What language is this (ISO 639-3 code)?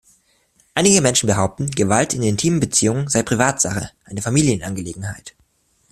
deu